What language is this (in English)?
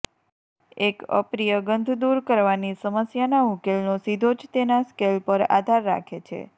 Gujarati